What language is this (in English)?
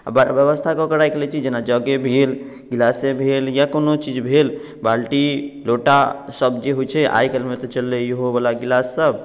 Maithili